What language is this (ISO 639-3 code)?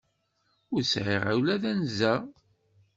kab